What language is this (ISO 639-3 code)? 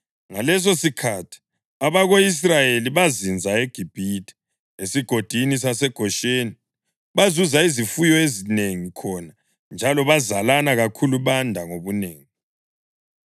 nde